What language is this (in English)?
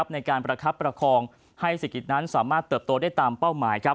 Thai